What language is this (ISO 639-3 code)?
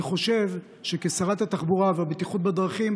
heb